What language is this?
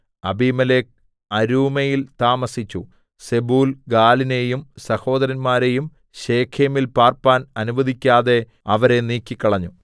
Malayalam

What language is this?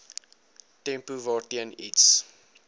Afrikaans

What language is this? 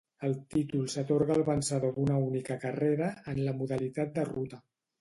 Catalan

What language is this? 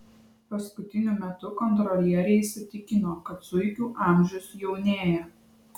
Lithuanian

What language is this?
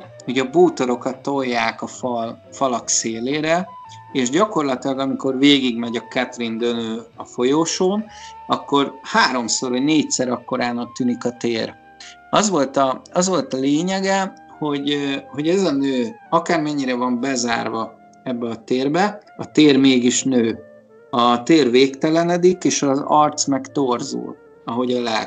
Hungarian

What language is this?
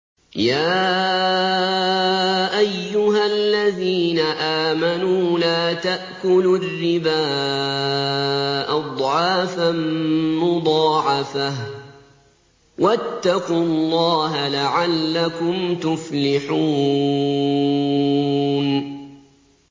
Arabic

